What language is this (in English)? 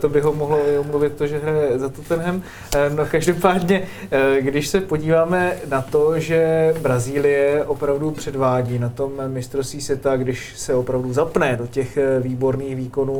Czech